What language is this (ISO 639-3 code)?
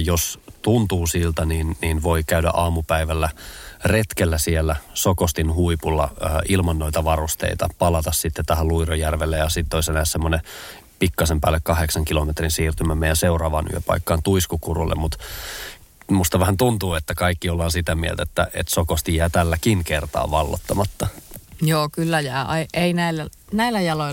fin